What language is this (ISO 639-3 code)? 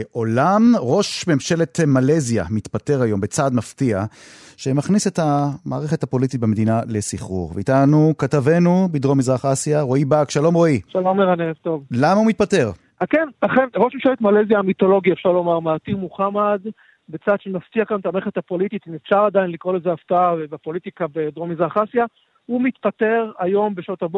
heb